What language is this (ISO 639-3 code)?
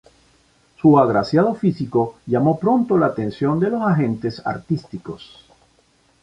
spa